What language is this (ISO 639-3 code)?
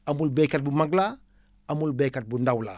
wol